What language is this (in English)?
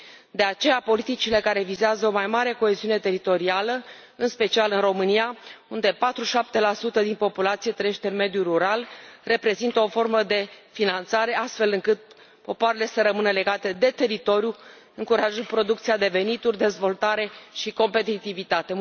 Romanian